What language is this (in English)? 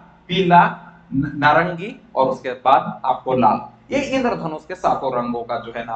Hindi